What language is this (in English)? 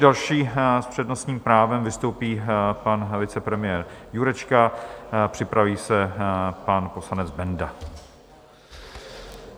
Czech